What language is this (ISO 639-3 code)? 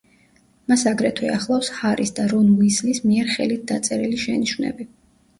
kat